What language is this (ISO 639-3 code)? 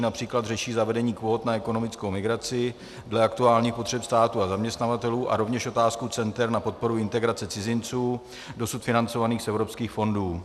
ces